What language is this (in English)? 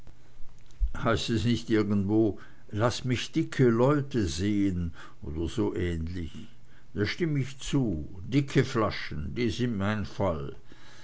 German